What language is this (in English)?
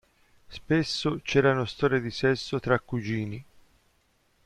Italian